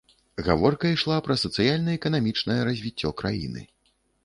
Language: Belarusian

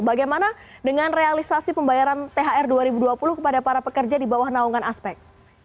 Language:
Indonesian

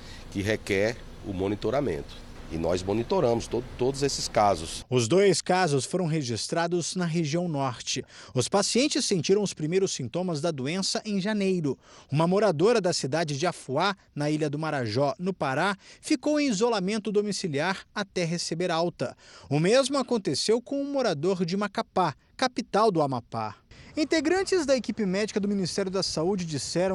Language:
Portuguese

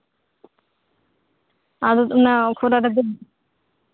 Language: Santali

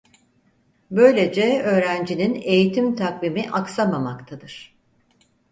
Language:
Turkish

